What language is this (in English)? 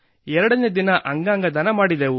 Kannada